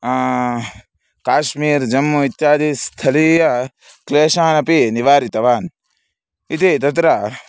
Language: Sanskrit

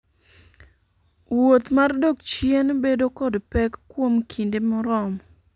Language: Luo (Kenya and Tanzania)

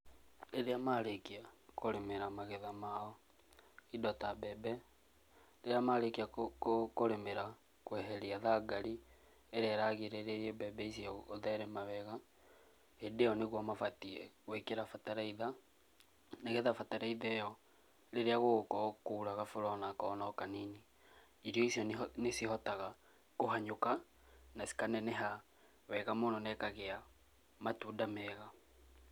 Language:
Kikuyu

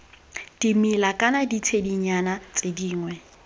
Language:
Tswana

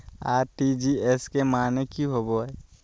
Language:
Magahi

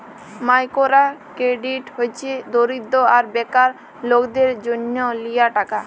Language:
Bangla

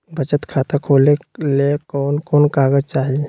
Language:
Magahi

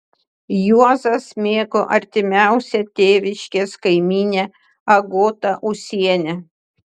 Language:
Lithuanian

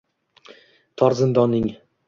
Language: Uzbek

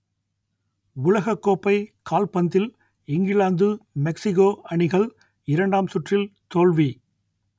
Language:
Tamil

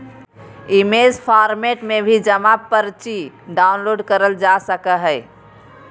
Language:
Magahi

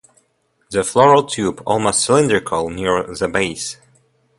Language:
English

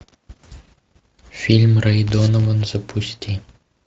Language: Russian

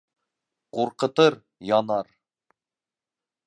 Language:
Bashkir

